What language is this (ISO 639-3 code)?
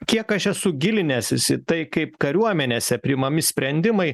lit